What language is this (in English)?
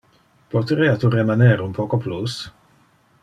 Interlingua